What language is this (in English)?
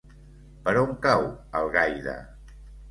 Catalan